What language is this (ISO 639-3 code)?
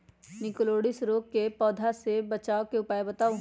mag